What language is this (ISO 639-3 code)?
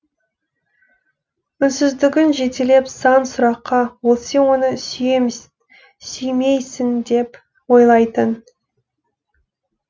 kaz